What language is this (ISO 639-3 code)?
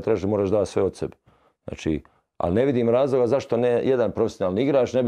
hrv